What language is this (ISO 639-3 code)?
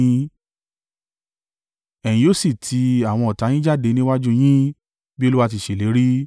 yor